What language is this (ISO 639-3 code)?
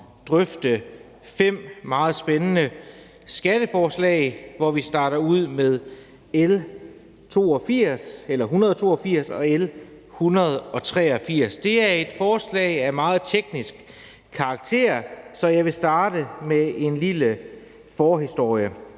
dan